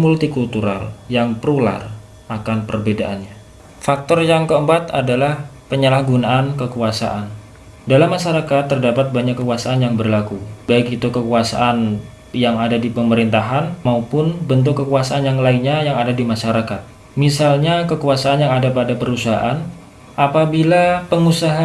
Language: Indonesian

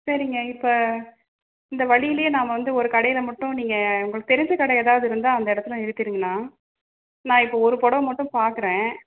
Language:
Tamil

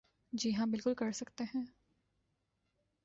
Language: Urdu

